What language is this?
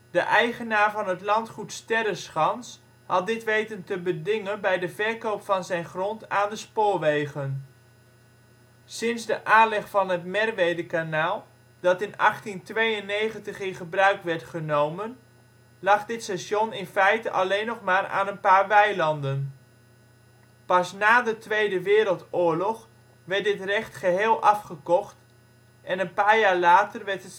Dutch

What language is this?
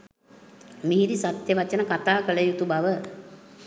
Sinhala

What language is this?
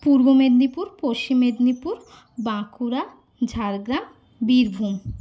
Bangla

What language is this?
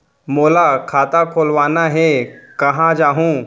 Chhattisgarhi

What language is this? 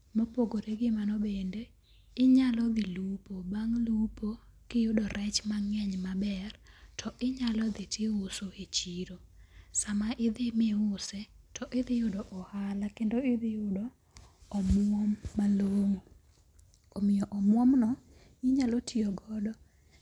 Luo (Kenya and Tanzania)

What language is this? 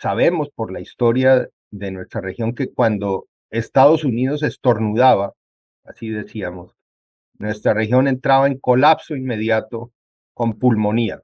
Spanish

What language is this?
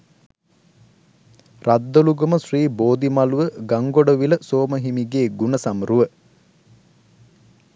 Sinhala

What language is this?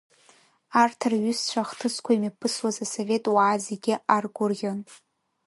Abkhazian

